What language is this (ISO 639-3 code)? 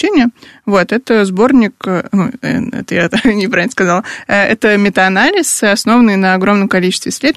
rus